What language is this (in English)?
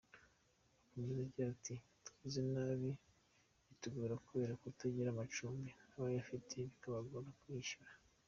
Kinyarwanda